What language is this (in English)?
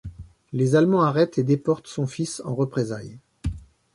French